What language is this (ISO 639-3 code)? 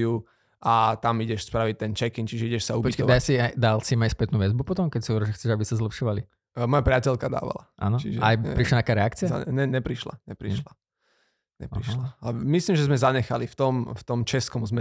slk